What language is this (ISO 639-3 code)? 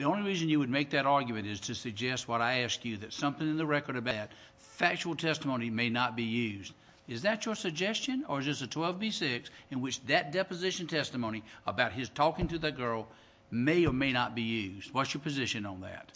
eng